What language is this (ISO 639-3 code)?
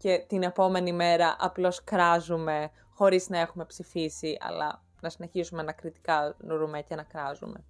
ell